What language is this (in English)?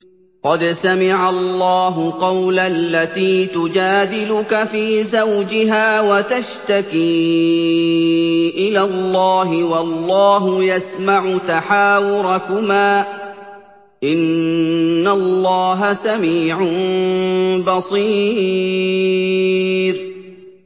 Arabic